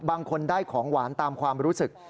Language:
Thai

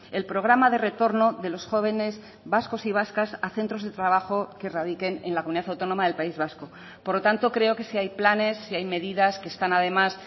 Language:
Spanish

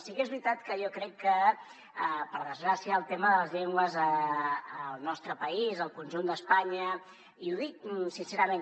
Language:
Catalan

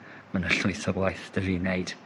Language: Welsh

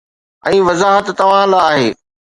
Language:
Sindhi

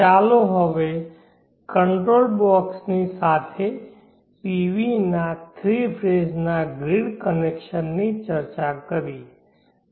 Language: Gujarati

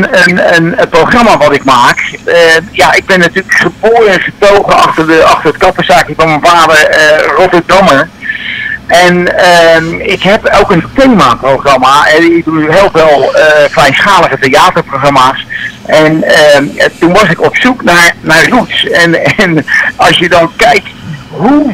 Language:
Dutch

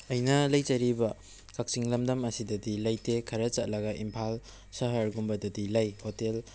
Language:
Manipuri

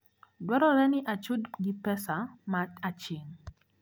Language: Luo (Kenya and Tanzania)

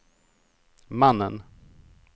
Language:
Swedish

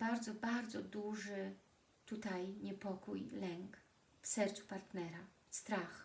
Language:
Polish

